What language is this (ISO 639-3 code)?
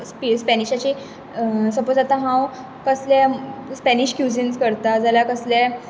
kok